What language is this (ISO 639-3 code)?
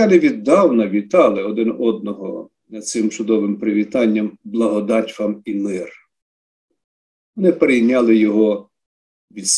ukr